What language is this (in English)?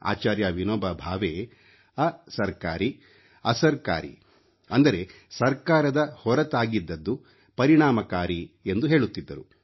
Kannada